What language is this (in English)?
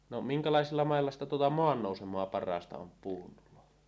Finnish